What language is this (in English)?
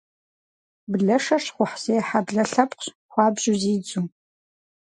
Kabardian